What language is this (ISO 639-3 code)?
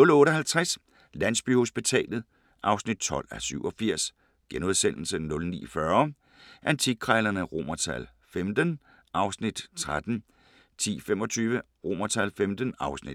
dan